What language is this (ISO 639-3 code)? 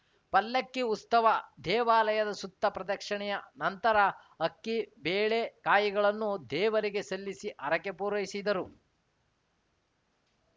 kan